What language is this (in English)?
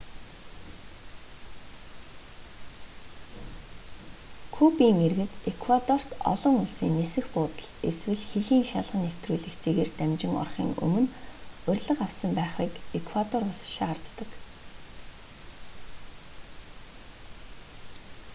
Mongolian